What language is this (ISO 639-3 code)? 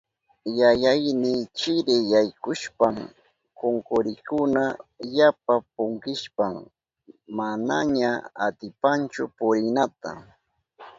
qup